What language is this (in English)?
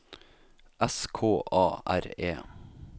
Norwegian